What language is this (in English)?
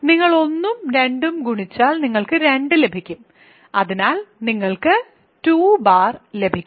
Malayalam